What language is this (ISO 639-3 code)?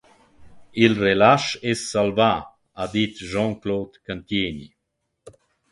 roh